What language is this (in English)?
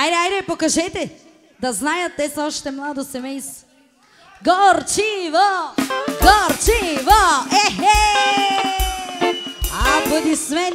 Bulgarian